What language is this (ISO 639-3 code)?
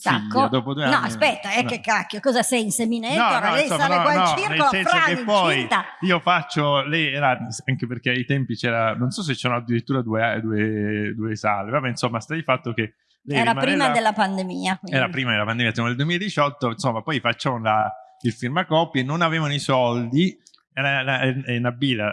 ita